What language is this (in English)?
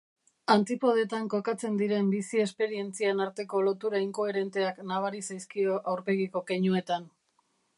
Basque